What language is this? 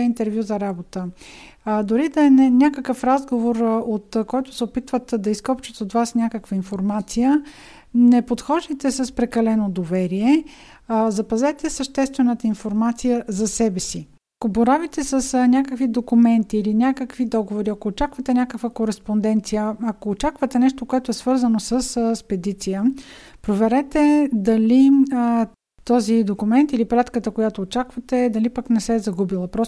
Bulgarian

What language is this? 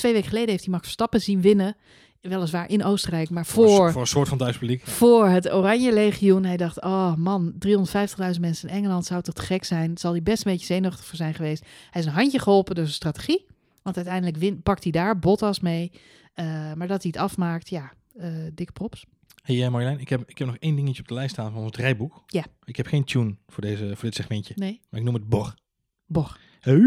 Dutch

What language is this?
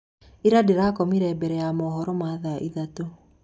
Kikuyu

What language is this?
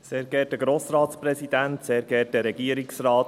Swiss German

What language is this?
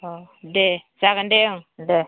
Bodo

